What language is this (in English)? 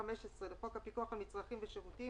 Hebrew